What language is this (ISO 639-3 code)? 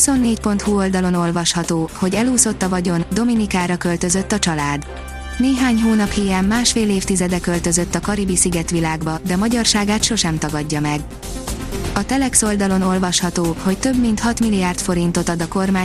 hun